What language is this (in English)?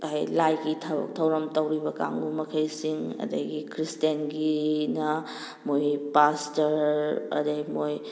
Manipuri